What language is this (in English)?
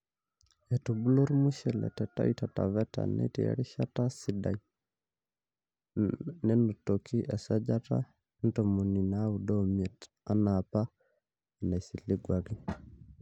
Masai